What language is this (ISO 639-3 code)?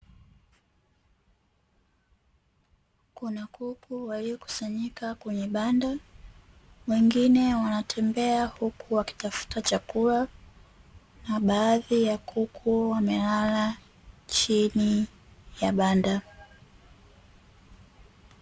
swa